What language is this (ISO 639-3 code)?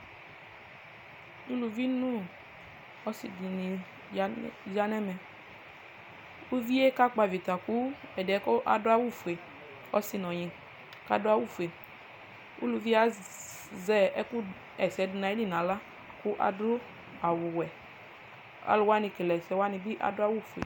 kpo